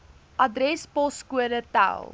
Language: Afrikaans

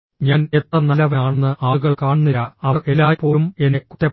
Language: Malayalam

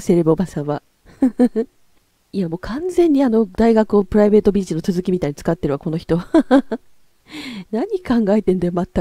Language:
Japanese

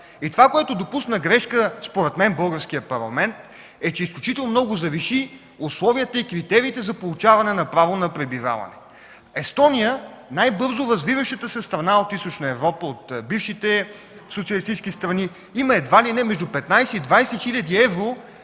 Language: Bulgarian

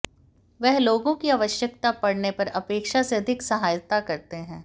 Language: Hindi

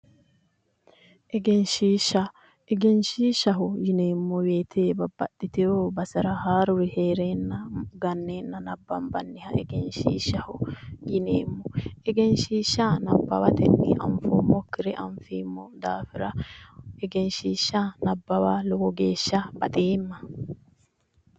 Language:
Sidamo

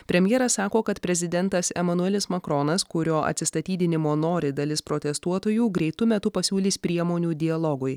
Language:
Lithuanian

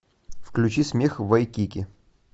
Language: Russian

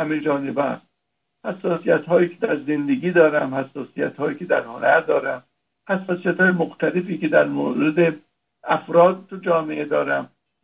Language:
Persian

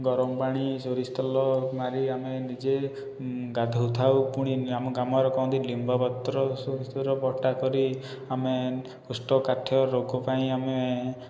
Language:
Odia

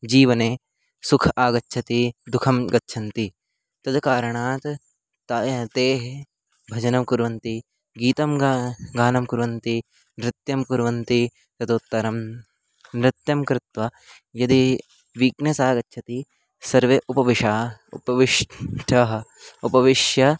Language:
Sanskrit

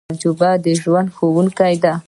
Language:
Pashto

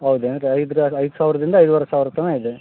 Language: Kannada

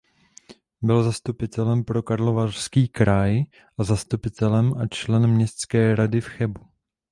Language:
Czech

